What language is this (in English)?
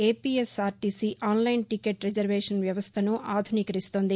Telugu